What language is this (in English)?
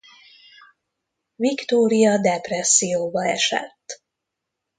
Hungarian